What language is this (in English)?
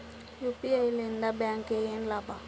Kannada